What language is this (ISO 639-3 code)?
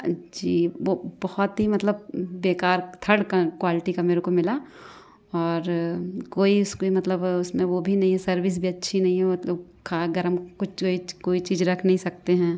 hin